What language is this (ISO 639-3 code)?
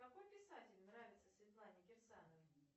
rus